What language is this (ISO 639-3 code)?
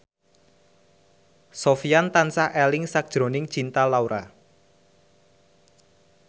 jav